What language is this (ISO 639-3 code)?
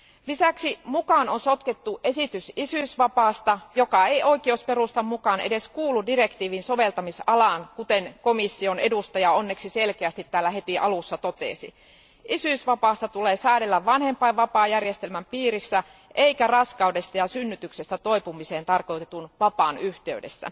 fin